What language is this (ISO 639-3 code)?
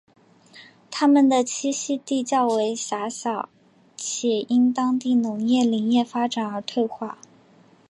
zho